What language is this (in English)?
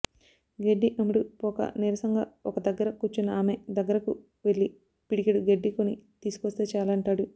Telugu